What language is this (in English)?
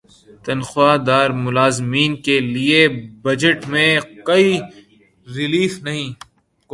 Urdu